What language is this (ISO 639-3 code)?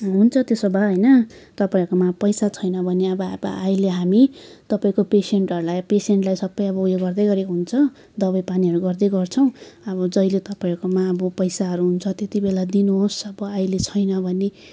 nep